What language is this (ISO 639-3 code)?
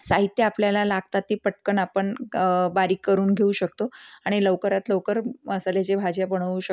mar